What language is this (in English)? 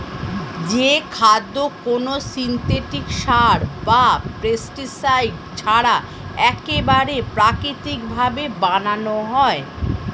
Bangla